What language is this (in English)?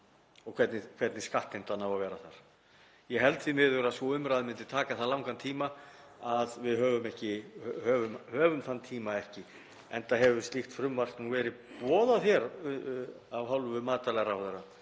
Icelandic